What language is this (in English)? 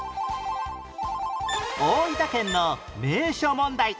Japanese